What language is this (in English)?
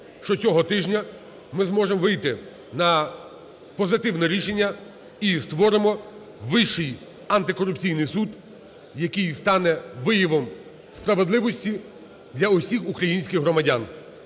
Ukrainian